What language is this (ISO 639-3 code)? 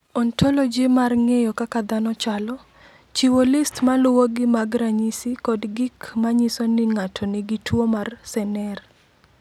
luo